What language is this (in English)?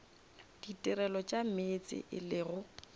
Northern Sotho